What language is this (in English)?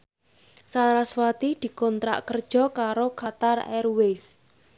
Javanese